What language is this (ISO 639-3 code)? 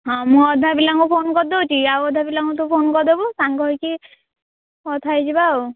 ori